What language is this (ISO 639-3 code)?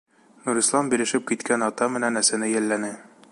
bak